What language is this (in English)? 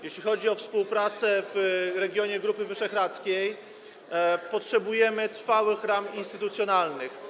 Polish